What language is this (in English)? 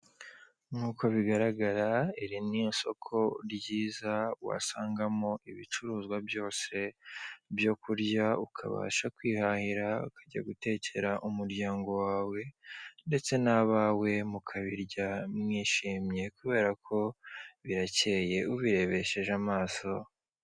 Kinyarwanda